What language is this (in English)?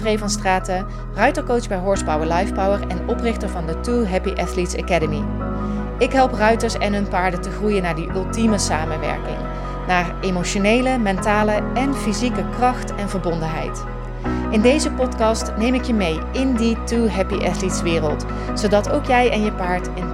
Dutch